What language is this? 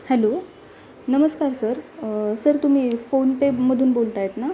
Marathi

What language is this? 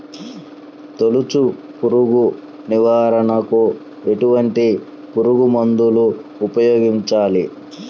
Telugu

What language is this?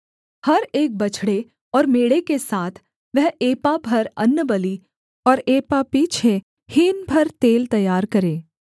Hindi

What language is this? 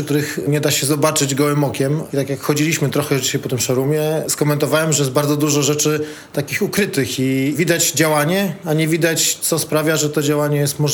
Polish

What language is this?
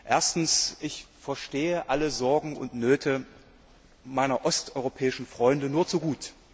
German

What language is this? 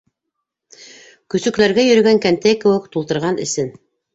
Bashkir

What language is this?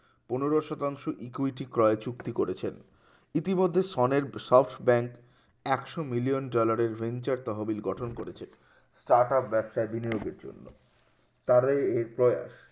Bangla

